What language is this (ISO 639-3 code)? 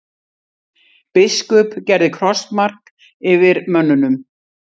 isl